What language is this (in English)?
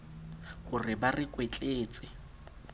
Southern Sotho